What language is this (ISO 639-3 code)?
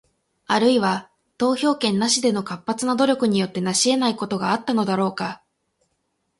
jpn